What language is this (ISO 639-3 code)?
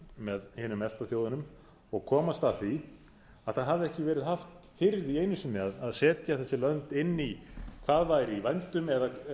isl